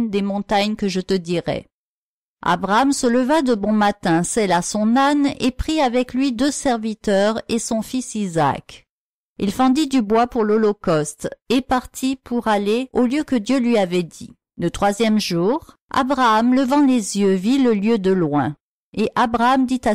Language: French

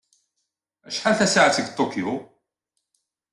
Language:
Kabyle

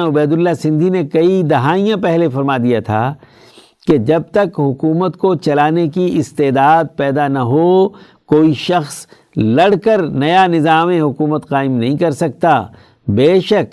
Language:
Urdu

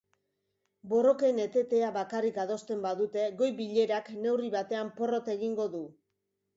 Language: Basque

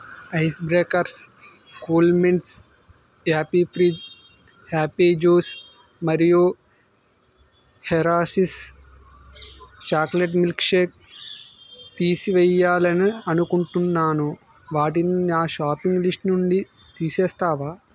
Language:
Telugu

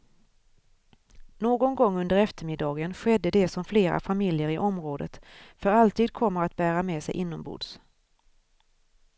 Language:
Swedish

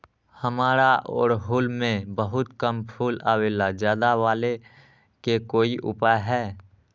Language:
Magahi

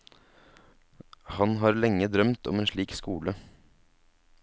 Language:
Norwegian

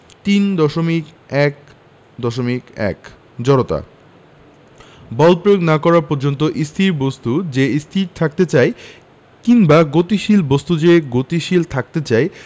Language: Bangla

